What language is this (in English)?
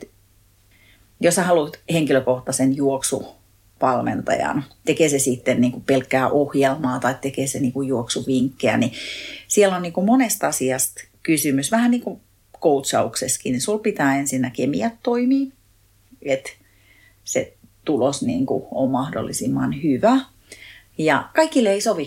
Finnish